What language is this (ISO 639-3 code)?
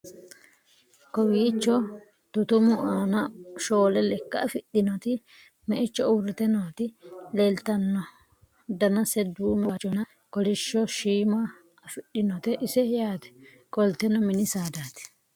sid